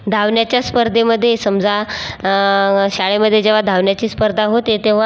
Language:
Marathi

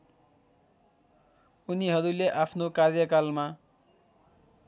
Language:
Nepali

